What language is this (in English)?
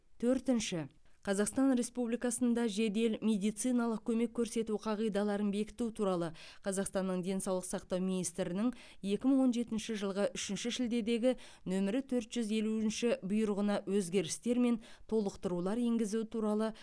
Kazakh